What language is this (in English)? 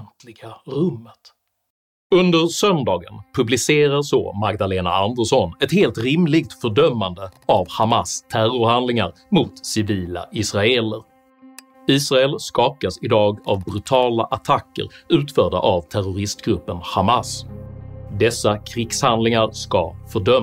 Swedish